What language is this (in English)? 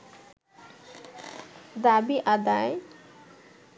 Bangla